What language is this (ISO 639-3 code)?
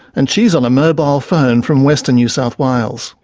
eng